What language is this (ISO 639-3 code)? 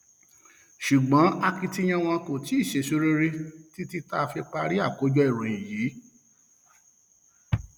yor